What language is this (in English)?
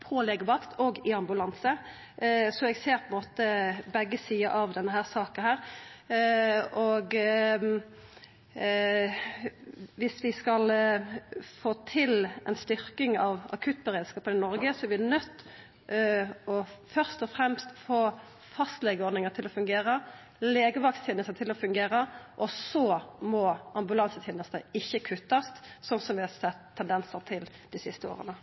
Norwegian Nynorsk